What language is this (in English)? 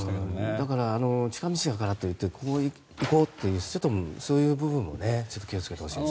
Japanese